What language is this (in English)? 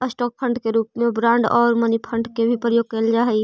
Magahi